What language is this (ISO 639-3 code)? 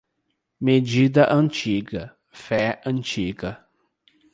por